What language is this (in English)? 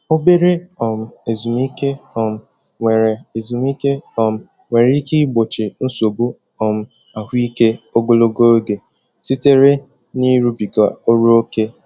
Igbo